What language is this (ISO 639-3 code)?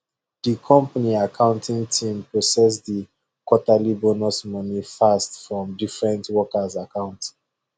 pcm